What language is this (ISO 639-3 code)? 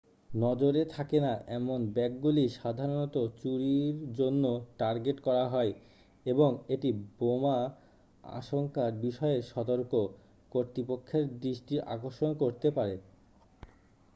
ben